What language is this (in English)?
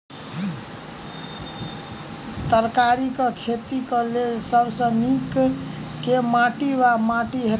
Maithili